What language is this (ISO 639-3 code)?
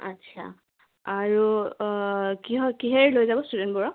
asm